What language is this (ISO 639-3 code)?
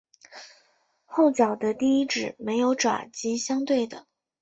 zho